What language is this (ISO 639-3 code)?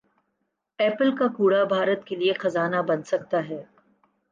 urd